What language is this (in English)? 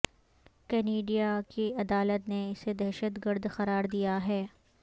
Urdu